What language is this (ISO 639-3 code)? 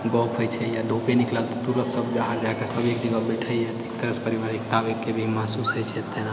mai